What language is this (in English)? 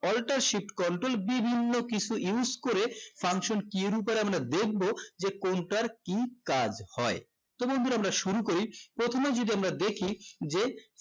Bangla